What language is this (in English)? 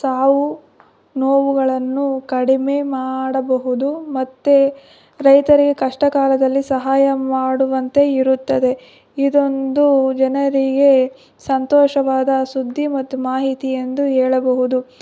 Kannada